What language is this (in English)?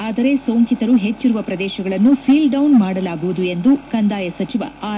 Kannada